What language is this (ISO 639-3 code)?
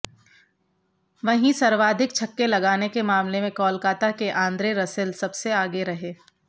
hin